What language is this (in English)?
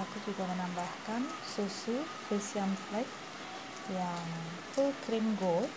Indonesian